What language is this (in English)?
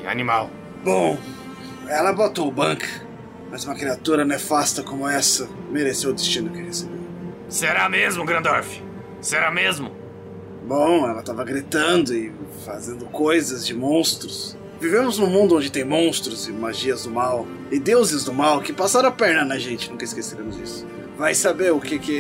Portuguese